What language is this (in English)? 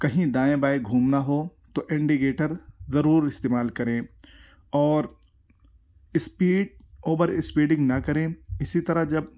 Urdu